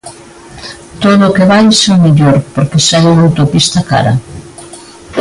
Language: Galician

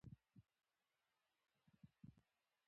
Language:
Pashto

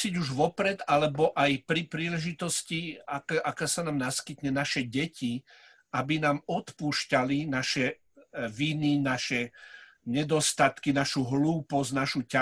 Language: Slovak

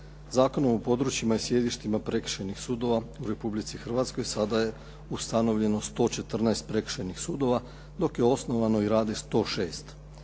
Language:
Croatian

